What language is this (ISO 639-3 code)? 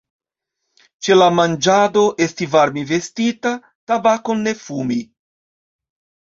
epo